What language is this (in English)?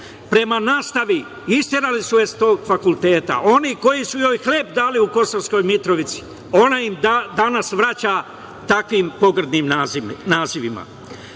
Serbian